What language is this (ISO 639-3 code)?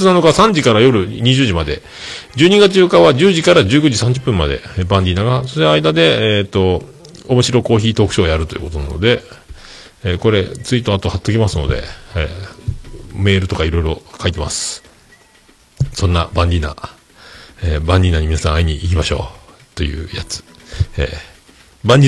jpn